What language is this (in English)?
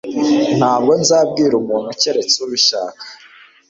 Kinyarwanda